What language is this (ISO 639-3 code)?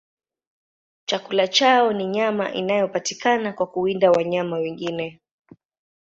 swa